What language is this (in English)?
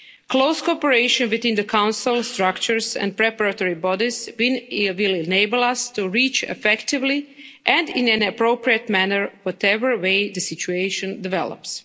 English